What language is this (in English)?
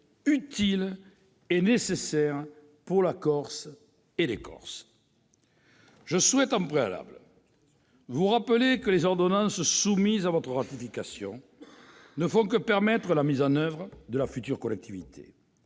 French